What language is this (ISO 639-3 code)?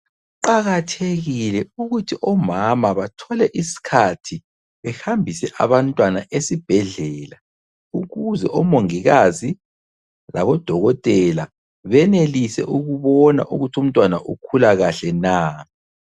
nde